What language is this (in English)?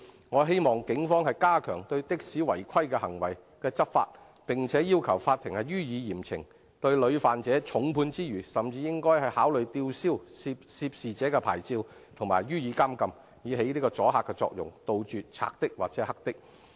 Cantonese